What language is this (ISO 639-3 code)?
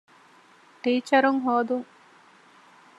div